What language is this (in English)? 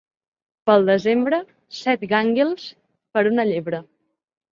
Catalan